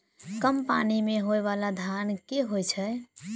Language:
Maithili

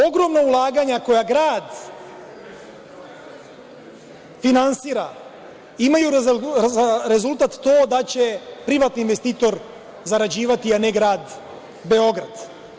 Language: Serbian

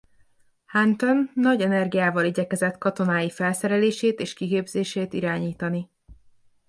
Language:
Hungarian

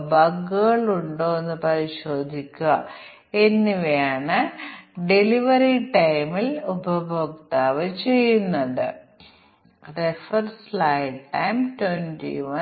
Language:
Malayalam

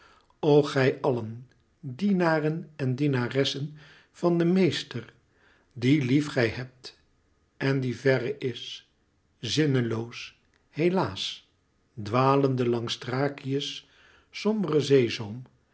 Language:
Dutch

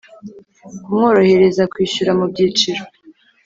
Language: Kinyarwanda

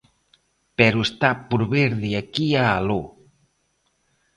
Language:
Galician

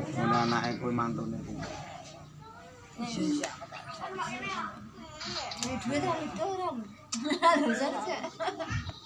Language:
Indonesian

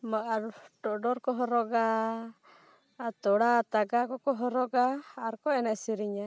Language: Santali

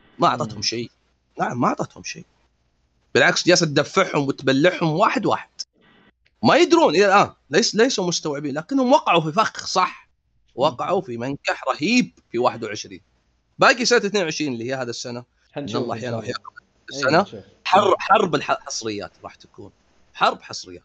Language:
Arabic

